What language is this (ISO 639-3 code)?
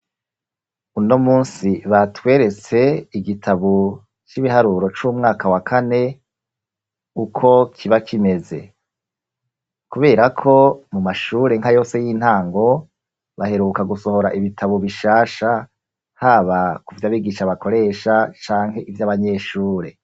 run